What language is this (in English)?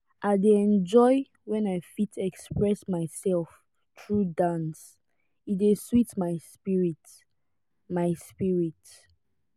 Nigerian Pidgin